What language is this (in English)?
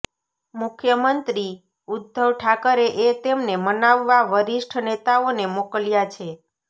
Gujarati